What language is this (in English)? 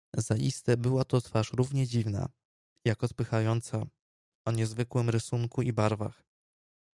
Polish